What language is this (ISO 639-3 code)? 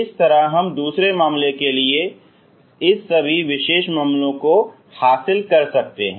hin